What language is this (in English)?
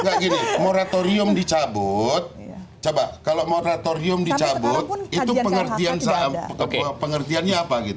Indonesian